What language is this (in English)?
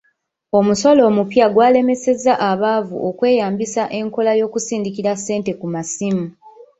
Ganda